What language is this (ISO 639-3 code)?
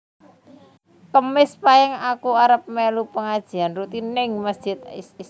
jav